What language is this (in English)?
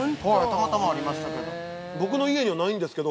Japanese